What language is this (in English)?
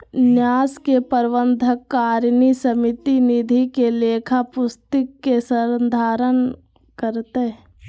Magahi